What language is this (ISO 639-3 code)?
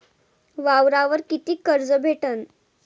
mar